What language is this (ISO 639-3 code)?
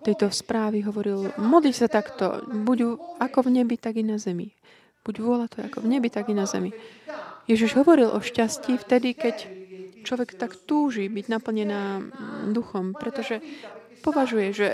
slk